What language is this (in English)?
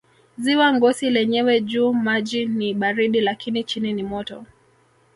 Swahili